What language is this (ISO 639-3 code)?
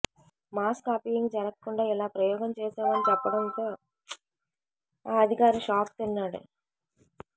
tel